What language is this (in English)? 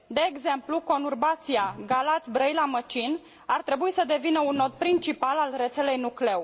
Romanian